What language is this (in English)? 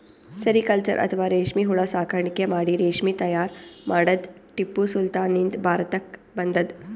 Kannada